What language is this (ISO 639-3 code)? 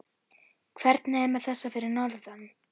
isl